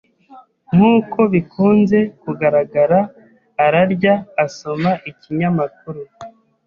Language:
Kinyarwanda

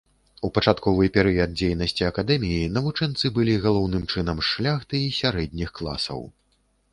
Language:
Belarusian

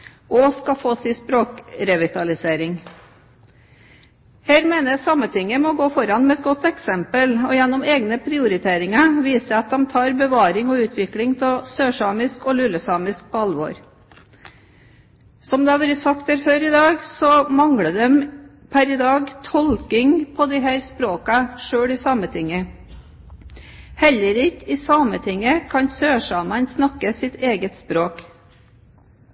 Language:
Norwegian Bokmål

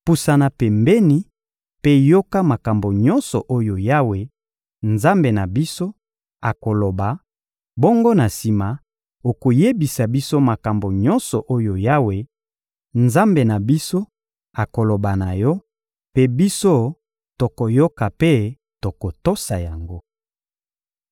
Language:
Lingala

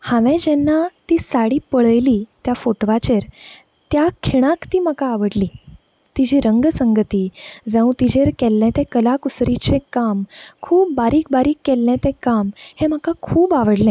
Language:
Konkani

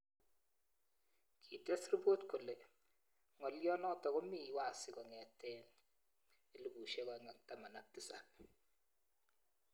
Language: Kalenjin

